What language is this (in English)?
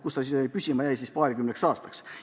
Estonian